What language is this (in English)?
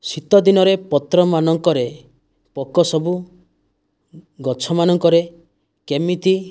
Odia